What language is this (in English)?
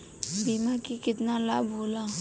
Bhojpuri